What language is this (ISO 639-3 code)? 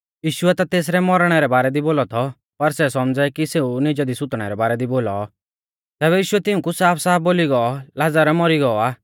bfz